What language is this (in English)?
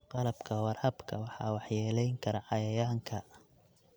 Somali